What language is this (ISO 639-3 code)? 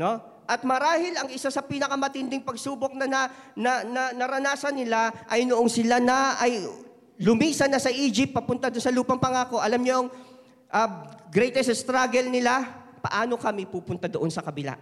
fil